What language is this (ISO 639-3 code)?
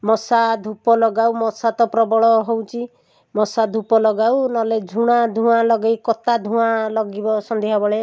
ori